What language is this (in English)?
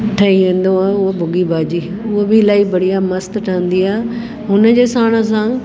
Sindhi